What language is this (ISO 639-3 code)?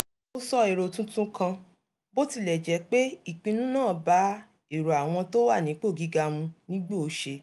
yor